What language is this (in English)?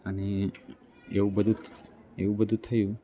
Gujarati